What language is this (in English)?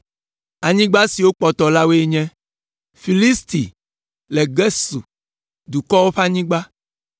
Ewe